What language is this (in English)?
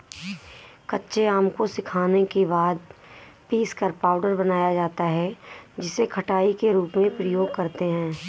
Hindi